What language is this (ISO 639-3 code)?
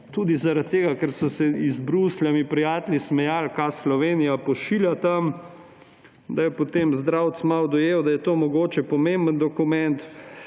slv